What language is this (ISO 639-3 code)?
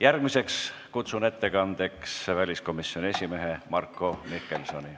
est